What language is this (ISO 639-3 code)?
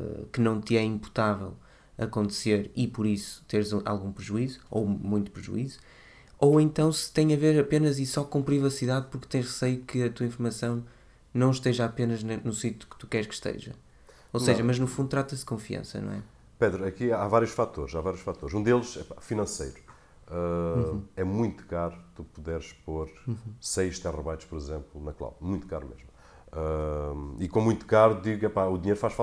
por